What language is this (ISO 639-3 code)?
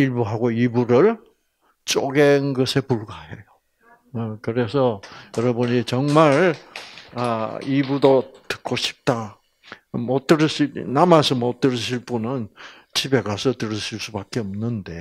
kor